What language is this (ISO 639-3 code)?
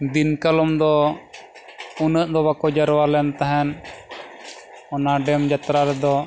sat